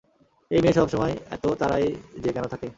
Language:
Bangla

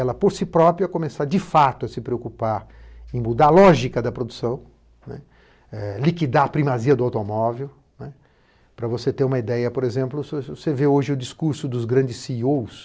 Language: Portuguese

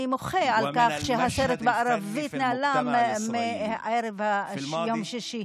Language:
Hebrew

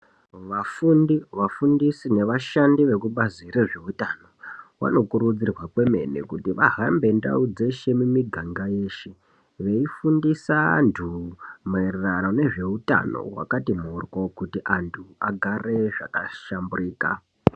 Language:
Ndau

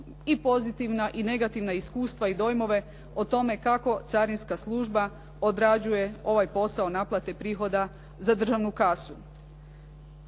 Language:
Croatian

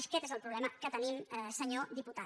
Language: Catalan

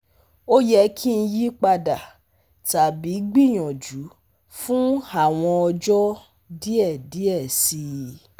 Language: Yoruba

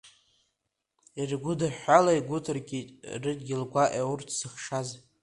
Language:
Abkhazian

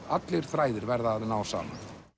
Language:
Icelandic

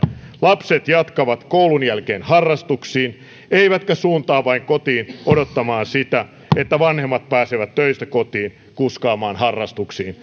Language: Finnish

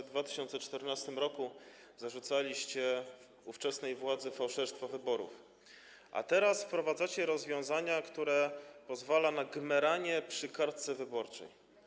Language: Polish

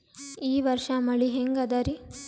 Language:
Kannada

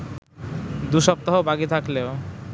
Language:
Bangla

